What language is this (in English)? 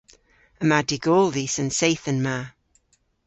Cornish